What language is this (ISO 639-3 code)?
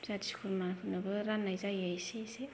brx